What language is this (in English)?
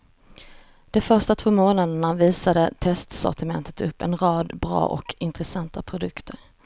Swedish